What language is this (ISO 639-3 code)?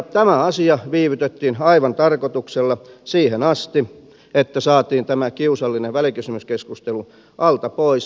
fin